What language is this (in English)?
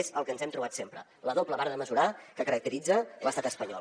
Catalan